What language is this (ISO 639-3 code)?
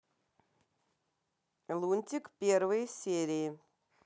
rus